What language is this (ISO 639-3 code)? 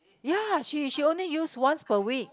eng